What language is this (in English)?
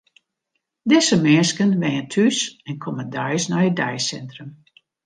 Western Frisian